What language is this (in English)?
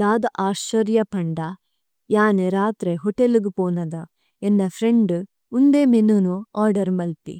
Tulu